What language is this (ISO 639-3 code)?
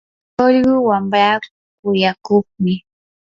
qur